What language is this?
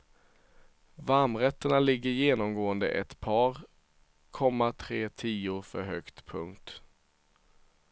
Swedish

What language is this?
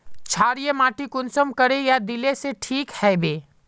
Magahi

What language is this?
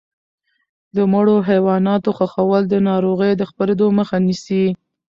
Pashto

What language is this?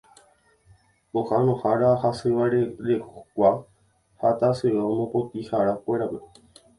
Guarani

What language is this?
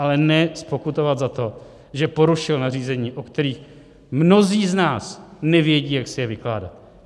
Czech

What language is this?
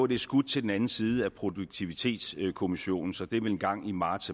Danish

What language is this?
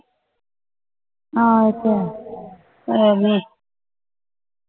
Punjabi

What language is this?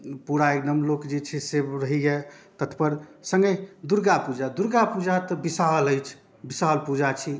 Maithili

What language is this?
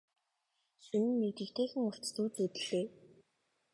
Mongolian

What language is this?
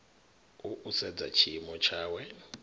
Venda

